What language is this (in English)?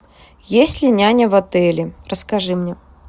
Russian